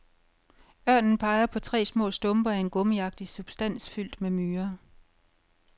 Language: Danish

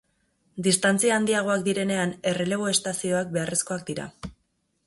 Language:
Basque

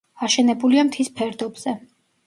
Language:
Georgian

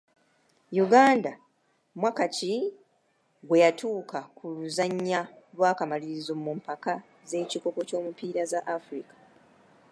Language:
Ganda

